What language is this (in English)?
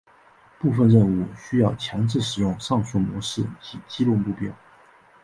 Chinese